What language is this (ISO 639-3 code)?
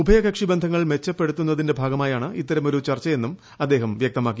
mal